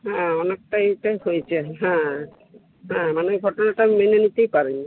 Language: Bangla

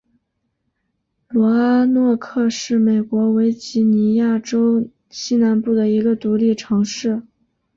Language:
Chinese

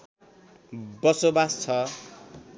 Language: Nepali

